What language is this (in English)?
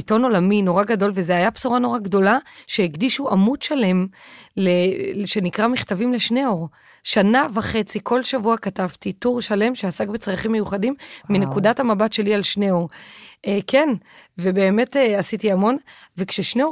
Hebrew